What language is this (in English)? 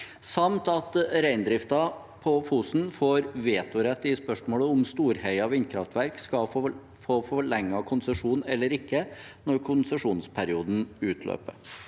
Norwegian